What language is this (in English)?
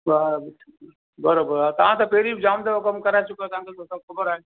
Sindhi